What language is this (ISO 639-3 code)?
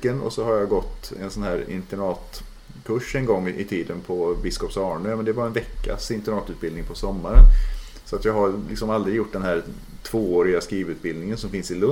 swe